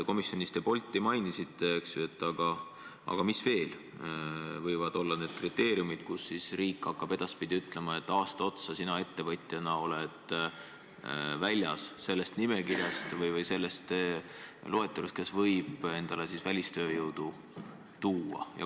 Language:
Estonian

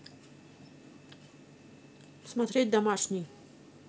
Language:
Russian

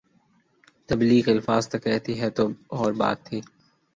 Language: Urdu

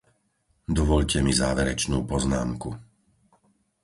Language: Slovak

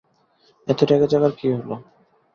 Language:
Bangla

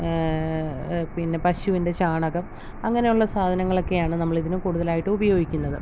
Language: Malayalam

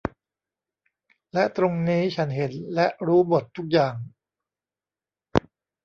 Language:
Thai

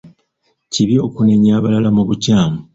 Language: Ganda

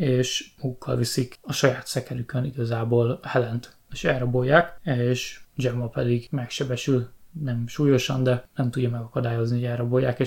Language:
Hungarian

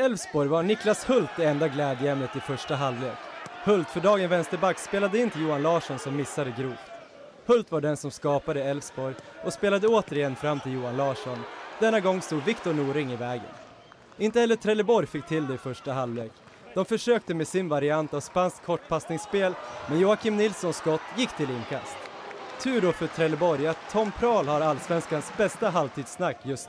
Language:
Swedish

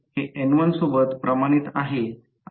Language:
Marathi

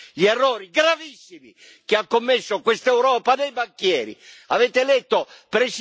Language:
Italian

